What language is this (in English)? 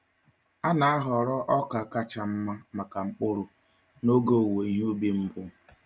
Igbo